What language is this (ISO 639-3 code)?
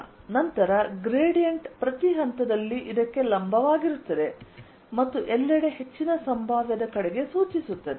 kan